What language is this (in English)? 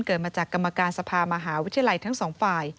Thai